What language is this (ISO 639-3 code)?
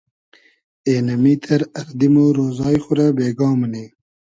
haz